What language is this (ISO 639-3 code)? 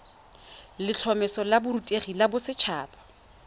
tsn